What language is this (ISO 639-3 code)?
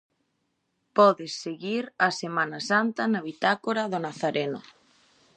glg